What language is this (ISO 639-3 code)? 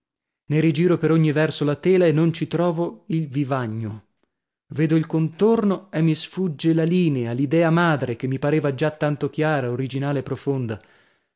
ita